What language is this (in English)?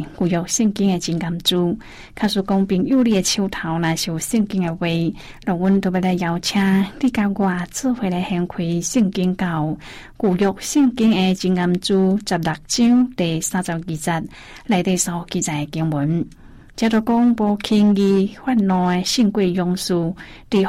Chinese